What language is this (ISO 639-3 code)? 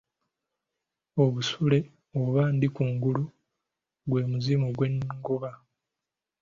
lug